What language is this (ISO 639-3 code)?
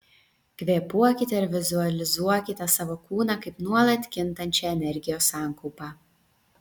lit